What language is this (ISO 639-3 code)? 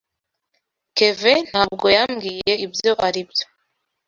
kin